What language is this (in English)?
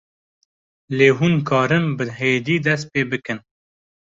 Kurdish